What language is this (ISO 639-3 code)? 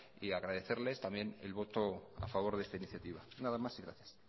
spa